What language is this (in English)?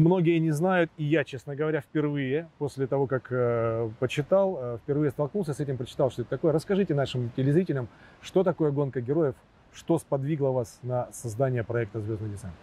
Russian